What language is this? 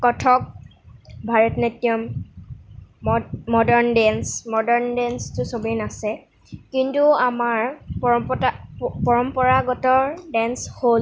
Assamese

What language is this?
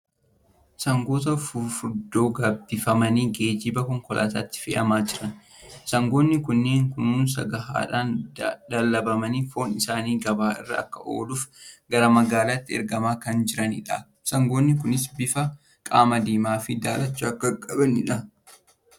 Oromo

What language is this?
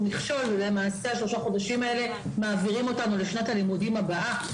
Hebrew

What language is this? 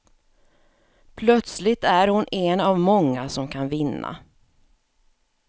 Swedish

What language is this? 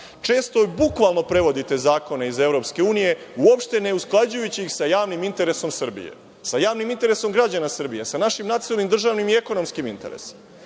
Serbian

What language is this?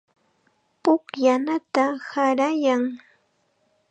Chiquián Ancash Quechua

